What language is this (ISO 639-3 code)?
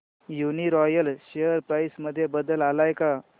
mar